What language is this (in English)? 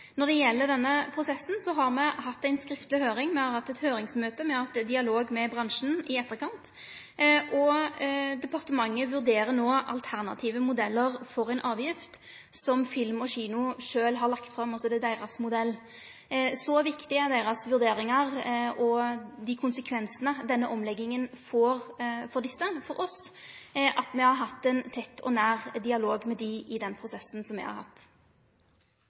Norwegian